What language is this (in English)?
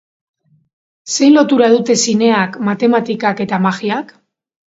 Basque